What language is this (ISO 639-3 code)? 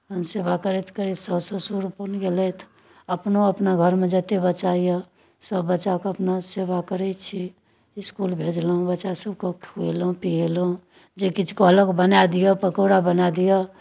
mai